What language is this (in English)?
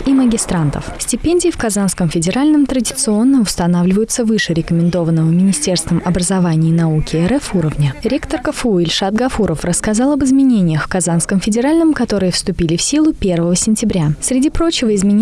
Russian